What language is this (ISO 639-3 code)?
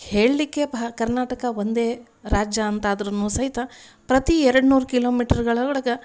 kan